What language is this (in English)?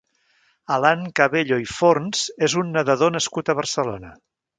Catalan